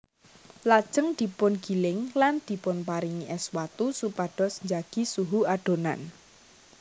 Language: Javanese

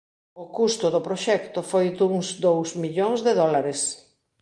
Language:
Galician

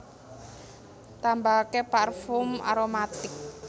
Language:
Javanese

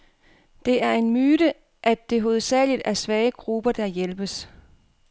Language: Danish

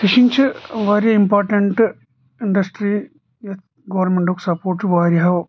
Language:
Kashmiri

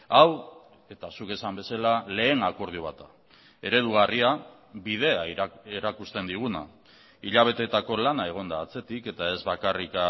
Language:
Basque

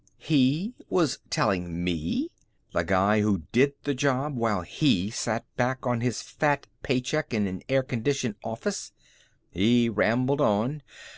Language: English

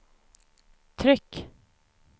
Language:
Swedish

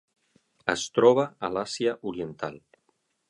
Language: Catalan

